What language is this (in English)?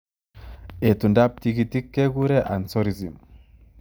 Kalenjin